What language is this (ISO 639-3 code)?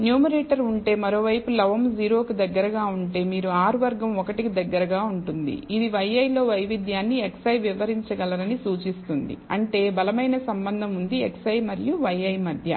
tel